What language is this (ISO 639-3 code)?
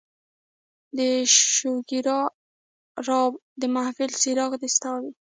pus